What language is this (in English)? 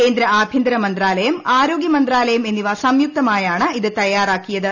Malayalam